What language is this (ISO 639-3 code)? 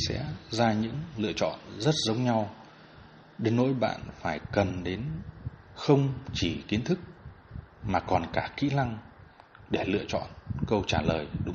vie